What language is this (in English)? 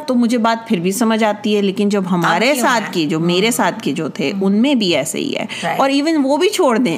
Urdu